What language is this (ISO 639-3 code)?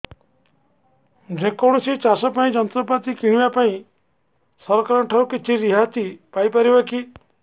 ori